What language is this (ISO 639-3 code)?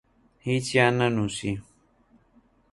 ckb